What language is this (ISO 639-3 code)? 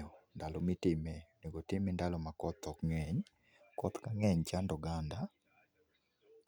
luo